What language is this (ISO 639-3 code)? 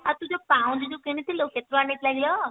ori